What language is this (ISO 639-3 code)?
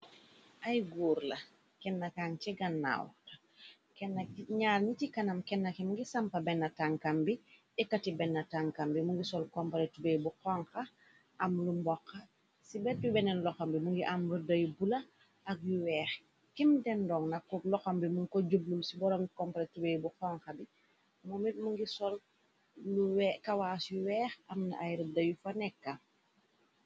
wol